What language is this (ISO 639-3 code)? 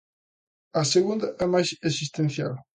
glg